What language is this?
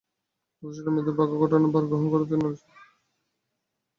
Bangla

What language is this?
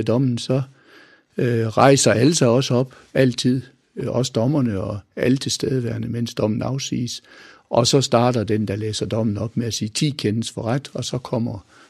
Danish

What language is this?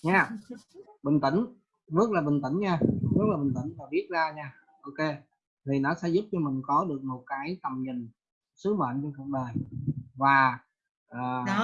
Vietnamese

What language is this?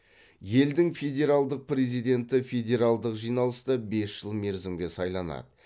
Kazakh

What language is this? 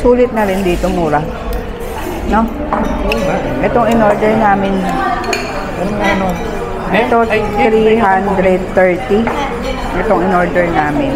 Filipino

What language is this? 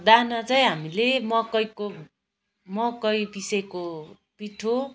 Nepali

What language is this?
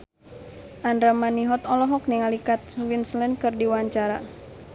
Sundanese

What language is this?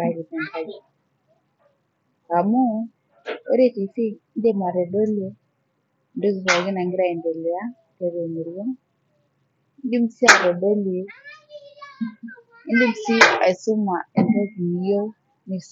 Masai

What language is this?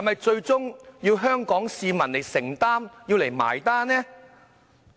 Cantonese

